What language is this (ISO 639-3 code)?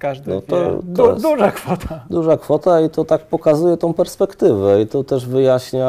pol